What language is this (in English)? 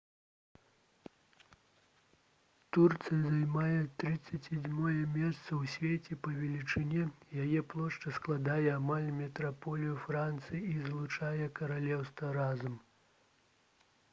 Belarusian